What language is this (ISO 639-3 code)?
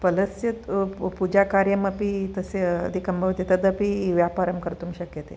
san